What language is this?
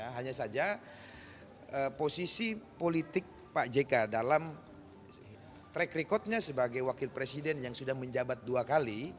Indonesian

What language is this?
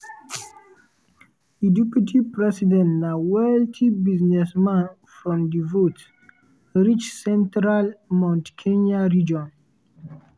Nigerian Pidgin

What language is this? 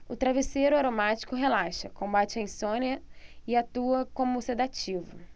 Portuguese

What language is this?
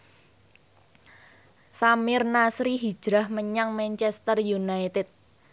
Javanese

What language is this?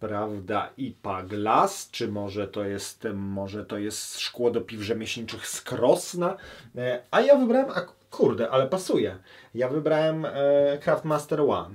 Polish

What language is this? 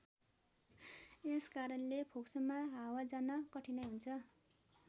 Nepali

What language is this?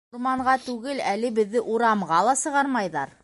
Bashkir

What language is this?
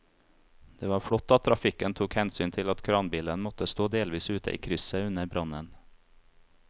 Norwegian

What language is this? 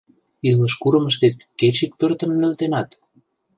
Mari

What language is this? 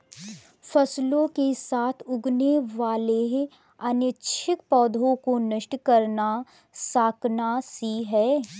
Hindi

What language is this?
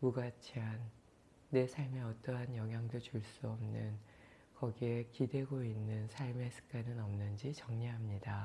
Korean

